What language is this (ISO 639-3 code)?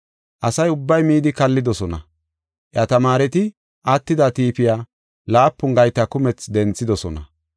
gof